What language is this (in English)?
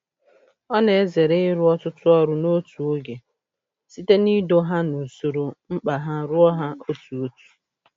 Igbo